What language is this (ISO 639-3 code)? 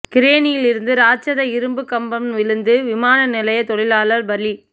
tam